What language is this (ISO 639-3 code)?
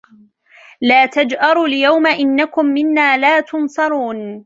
ara